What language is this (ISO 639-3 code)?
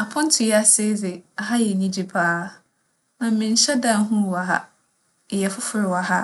aka